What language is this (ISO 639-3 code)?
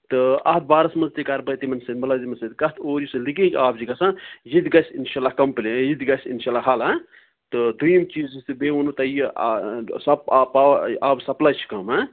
kas